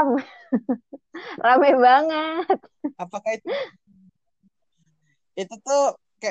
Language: Indonesian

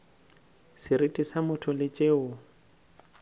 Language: Northern Sotho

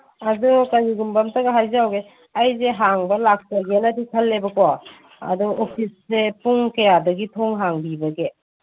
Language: Manipuri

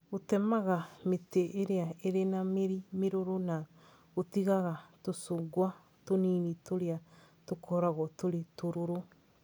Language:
Kikuyu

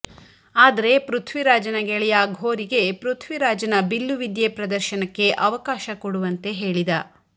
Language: Kannada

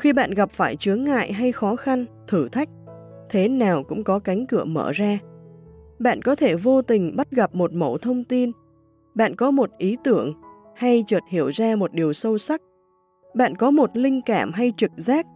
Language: Vietnamese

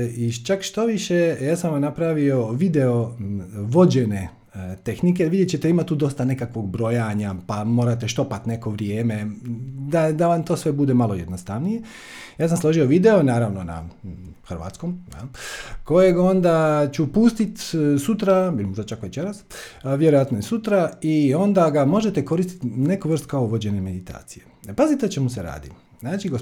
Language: Croatian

